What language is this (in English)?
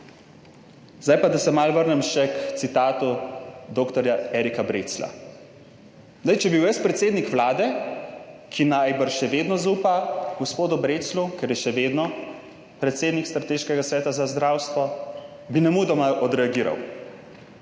Slovenian